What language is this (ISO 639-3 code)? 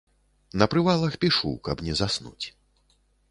bel